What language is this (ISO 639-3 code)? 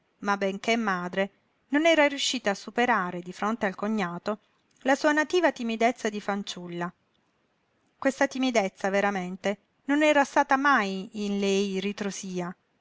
ita